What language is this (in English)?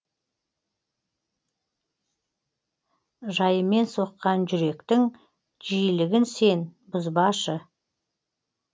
Kazakh